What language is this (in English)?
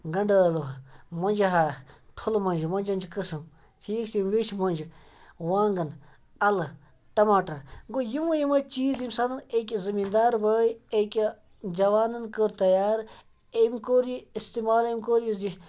Kashmiri